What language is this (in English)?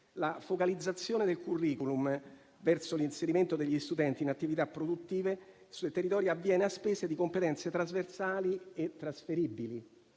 Italian